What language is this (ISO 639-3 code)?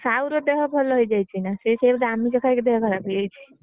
ori